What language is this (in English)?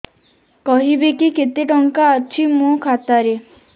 Odia